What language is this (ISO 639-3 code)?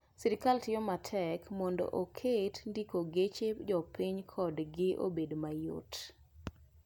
luo